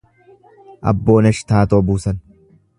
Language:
Oromo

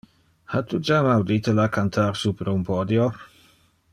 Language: Interlingua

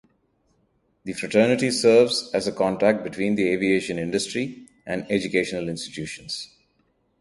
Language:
English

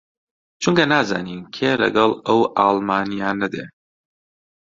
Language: Central Kurdish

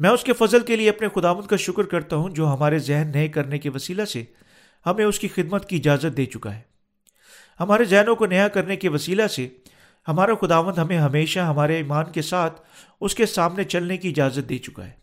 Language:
Urdu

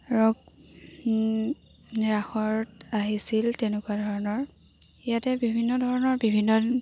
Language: Assamese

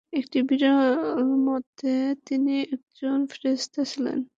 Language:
Bangla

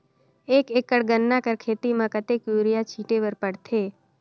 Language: Chhattisgarhi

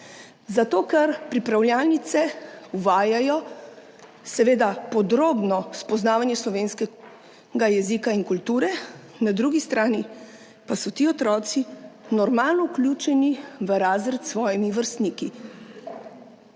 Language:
Slovenian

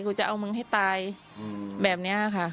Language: Thai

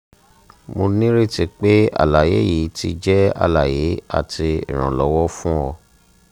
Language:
Yoruba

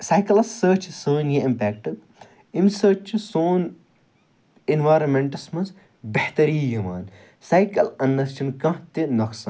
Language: Kashmiri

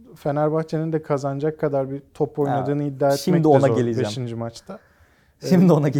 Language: Turkish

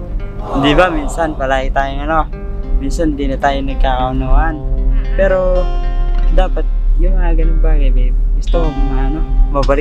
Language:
Filipino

